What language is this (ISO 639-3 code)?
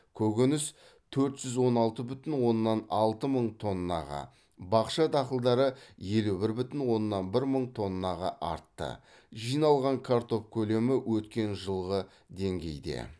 kaz